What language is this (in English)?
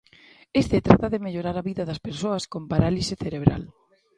Galician